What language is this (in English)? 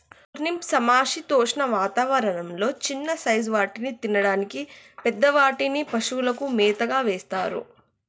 Telugu